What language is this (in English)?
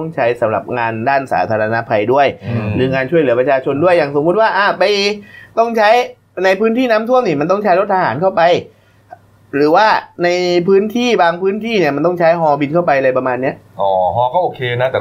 Thai